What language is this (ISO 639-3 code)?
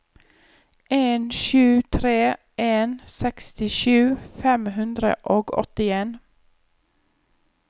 nor